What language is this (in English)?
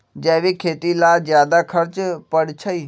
Magahi